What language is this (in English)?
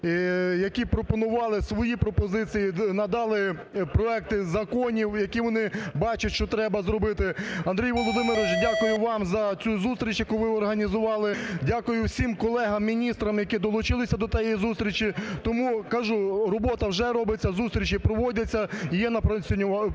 Ukrainian